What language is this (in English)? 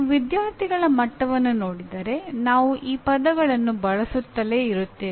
Kannada